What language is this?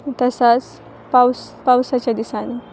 Konkani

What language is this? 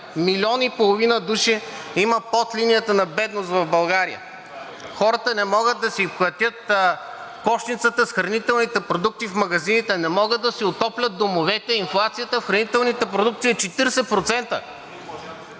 Bulgarian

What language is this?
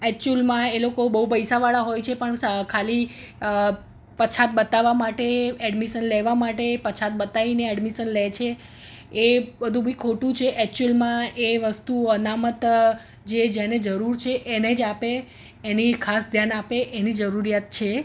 Gujarati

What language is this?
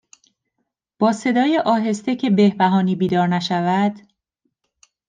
Persian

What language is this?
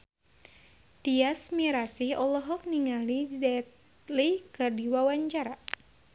Sundanese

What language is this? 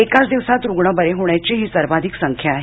Marathi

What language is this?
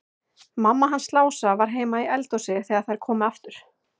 Icelandic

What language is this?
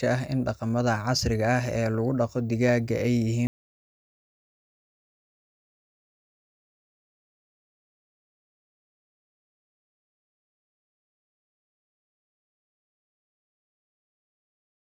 Somali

